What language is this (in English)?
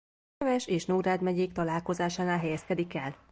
Hungarian